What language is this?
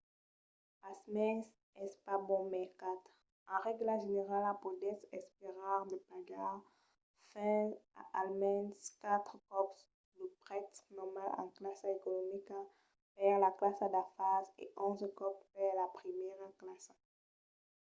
Occitan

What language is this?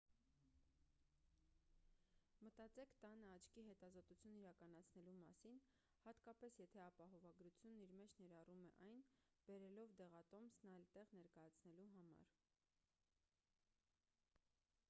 Armenian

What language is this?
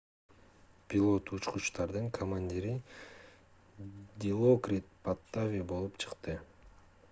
Kyrgyz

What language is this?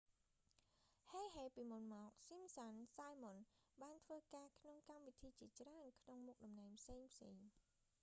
Khmer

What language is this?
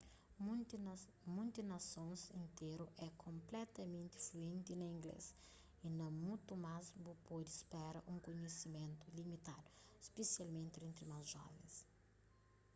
Kabuverdianu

